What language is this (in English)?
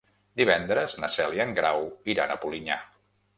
Catalan